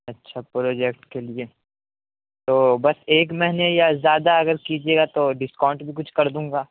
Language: Urdu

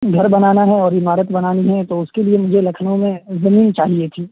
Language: Urdu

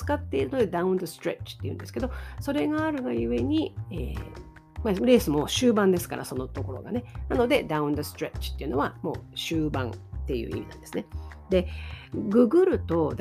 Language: Japanese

